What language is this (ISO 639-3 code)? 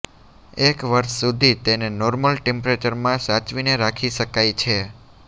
guj